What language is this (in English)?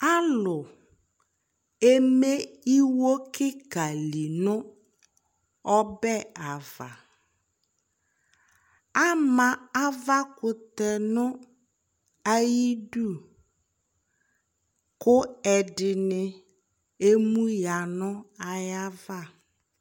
Ikposo